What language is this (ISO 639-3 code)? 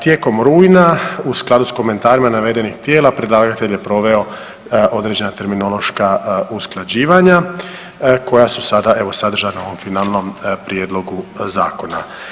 hrv